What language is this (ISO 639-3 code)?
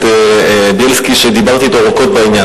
heb